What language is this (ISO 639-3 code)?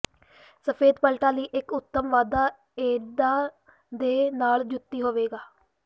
pan